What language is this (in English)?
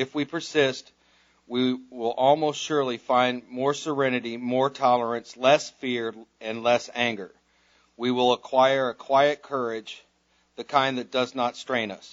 English